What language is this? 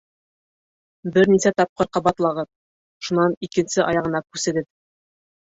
Bashkir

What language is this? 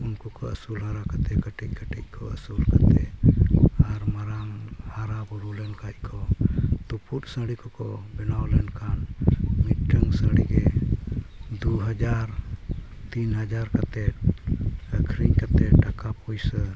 Santali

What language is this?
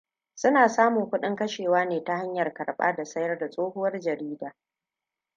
Hausa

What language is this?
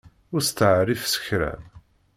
Kabyle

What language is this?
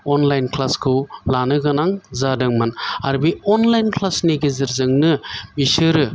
Bodo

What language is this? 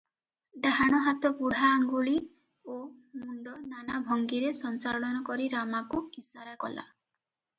Odia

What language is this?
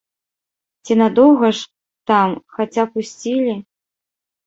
Belarusian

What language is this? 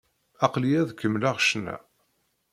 Kabyle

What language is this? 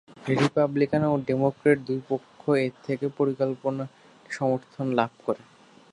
Bangla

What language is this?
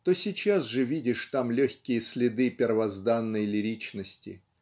Russian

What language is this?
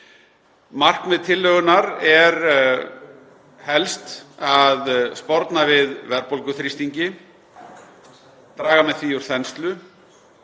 Icelandic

